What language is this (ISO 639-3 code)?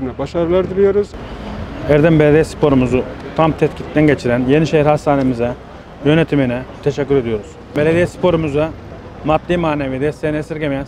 tur